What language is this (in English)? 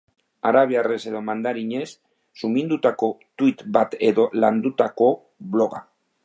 Basque